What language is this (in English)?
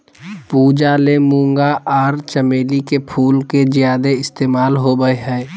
Magahi